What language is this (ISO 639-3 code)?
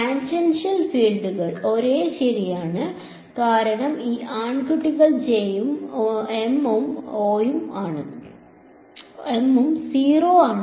mal